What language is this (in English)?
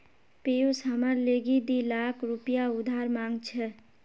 Magahi